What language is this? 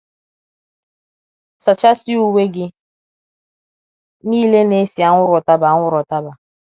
Igbo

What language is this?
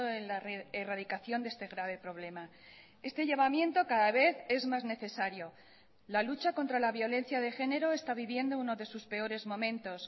Spanish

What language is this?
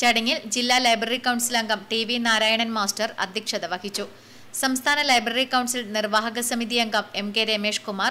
Malayalam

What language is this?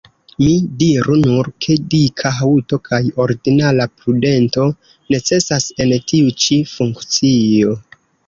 Esperanto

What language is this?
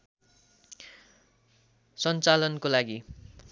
Nepali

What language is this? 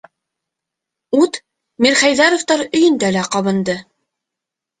Bashkir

